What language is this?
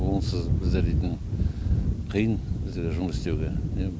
Kazakh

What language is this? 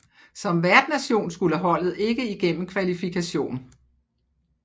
Danish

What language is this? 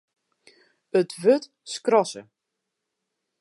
Western Frisian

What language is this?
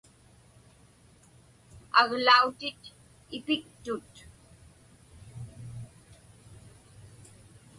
Inupiaq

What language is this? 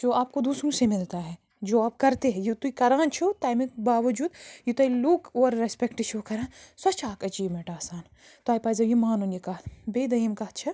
Kashmiri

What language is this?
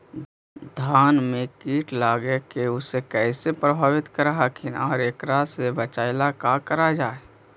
Magahi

